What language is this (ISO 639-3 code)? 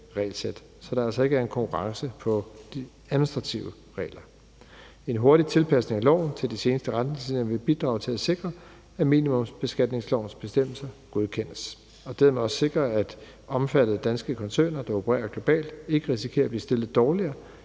dan